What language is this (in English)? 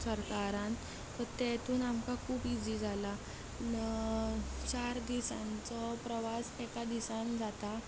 Konkani